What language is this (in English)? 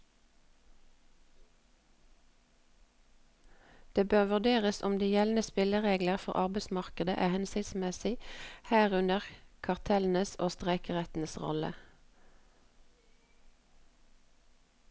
Norwegian